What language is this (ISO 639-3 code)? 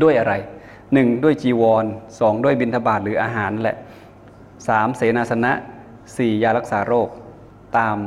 tha